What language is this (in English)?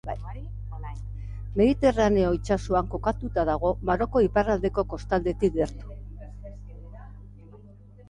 Basque